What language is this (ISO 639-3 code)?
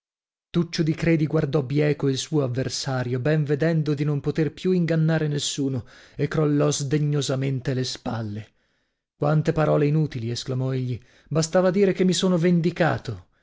ita